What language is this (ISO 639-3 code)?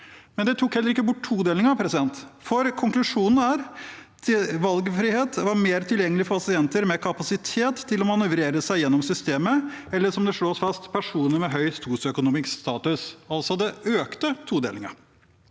nor